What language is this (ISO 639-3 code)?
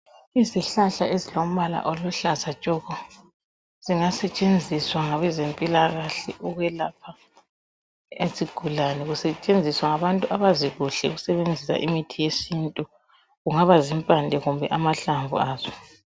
nde